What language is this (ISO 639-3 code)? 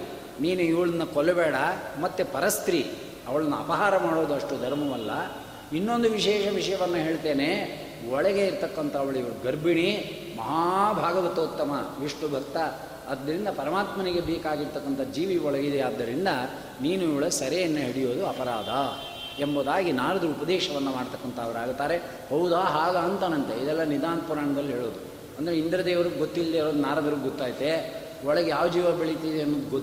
kan